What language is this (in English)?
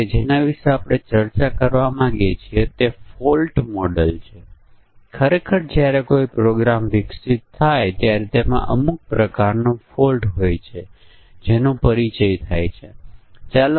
Gujarati